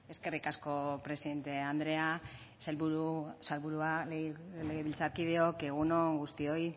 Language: Basque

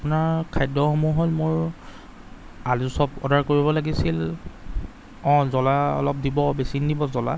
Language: Assamese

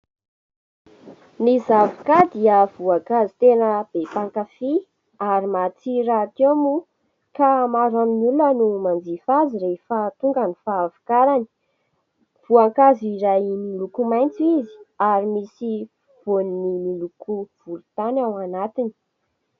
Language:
Malagasy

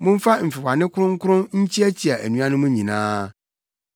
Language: Akan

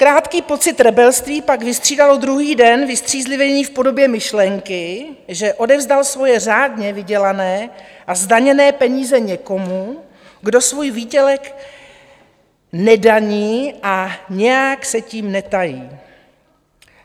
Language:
Czech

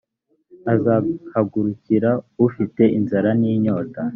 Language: Kinyarwanda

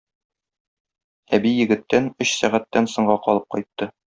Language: Tatar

